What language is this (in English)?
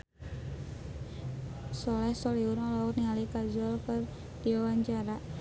Sundanese